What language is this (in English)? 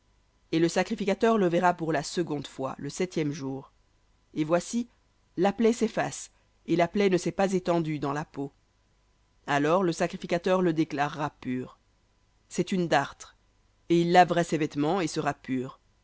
French